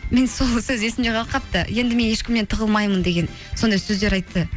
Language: Kazakh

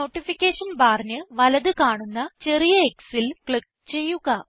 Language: Malayalam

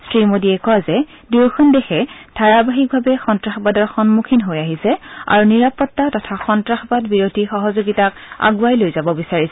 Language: Assamese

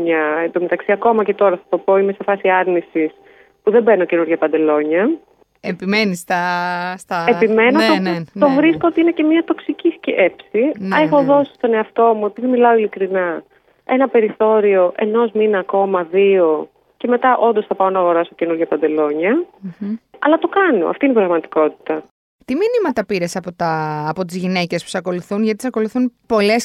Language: Greek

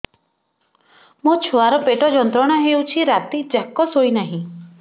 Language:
Odia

